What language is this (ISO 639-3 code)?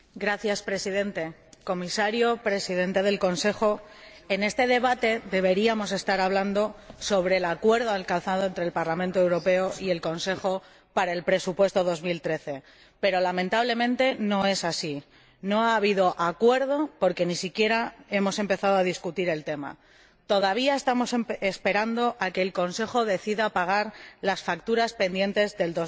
spa